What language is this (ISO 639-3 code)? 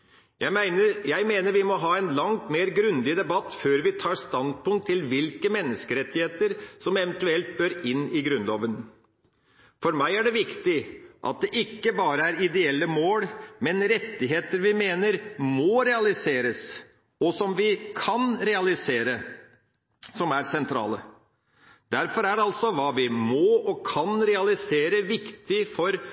nob